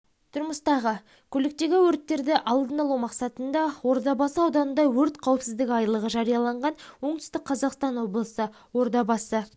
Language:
Kazakh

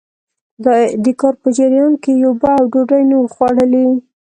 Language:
Pashto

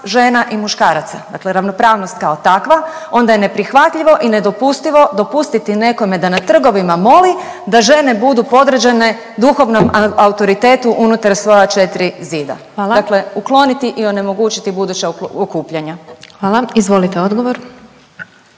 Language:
Croatian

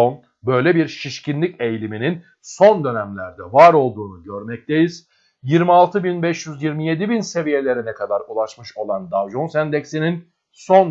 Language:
Turkish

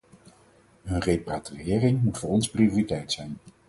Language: Dutch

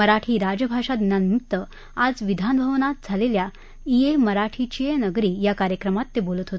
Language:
Marathi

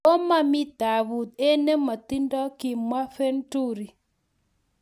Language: Kalenjin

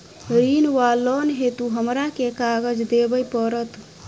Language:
Maithili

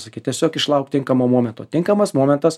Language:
Lithuanian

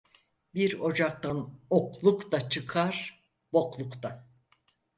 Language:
Turkish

